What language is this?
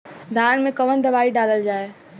Bhojpuri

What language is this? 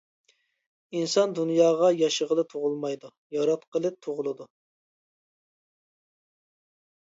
Uyghur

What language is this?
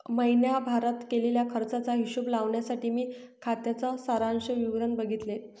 Marathi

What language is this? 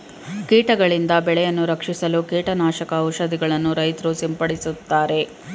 Kannada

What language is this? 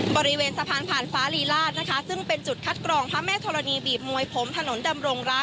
Thai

